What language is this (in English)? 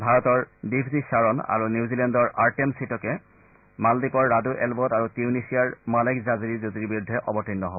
Assamese